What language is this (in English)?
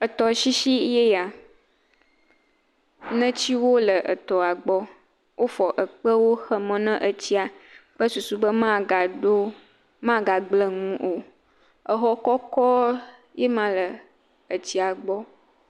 Ewe